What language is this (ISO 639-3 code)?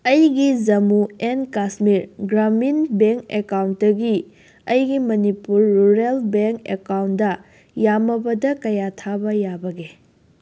mni